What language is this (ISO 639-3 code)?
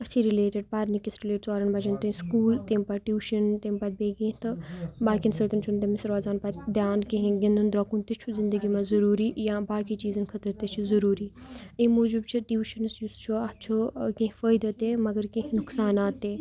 kas